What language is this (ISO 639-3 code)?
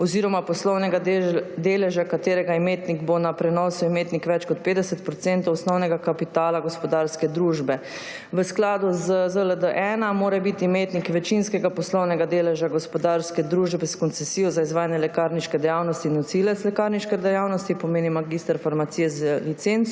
slv